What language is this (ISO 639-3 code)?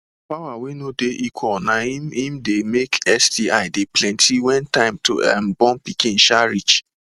pcm